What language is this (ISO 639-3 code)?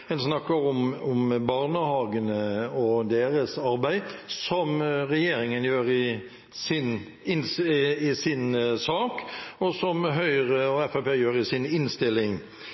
nob